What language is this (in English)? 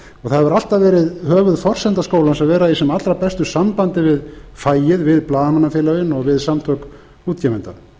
Icelandic